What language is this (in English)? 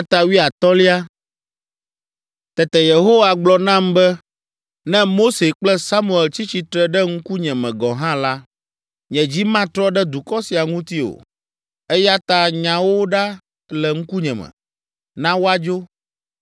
Ewe